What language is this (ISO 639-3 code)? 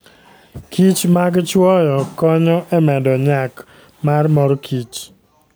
luo